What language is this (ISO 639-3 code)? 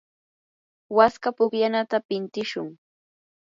qur